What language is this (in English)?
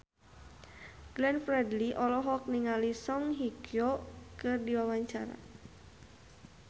Sundanese